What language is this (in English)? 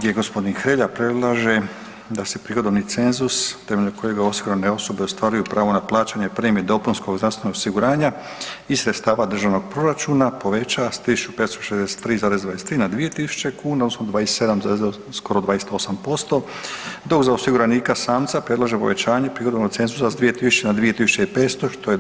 Croatian